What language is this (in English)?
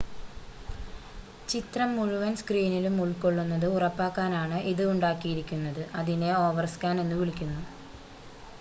Malayalam